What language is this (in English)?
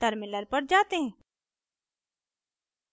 Hindi